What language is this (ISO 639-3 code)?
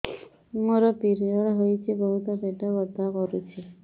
ori